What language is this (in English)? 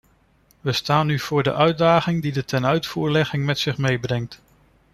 Dutch